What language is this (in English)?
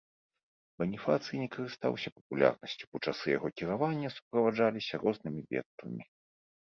Belarusian